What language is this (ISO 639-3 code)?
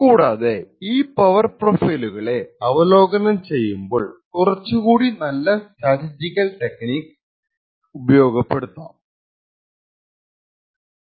mal